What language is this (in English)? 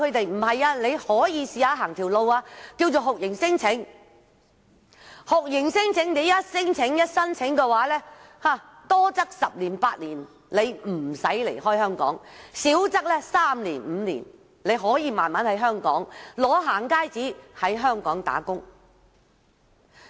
Cantonese